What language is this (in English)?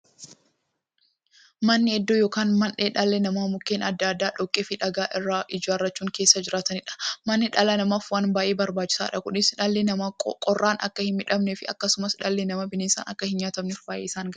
Oromo